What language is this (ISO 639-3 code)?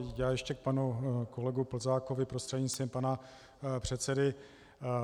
ces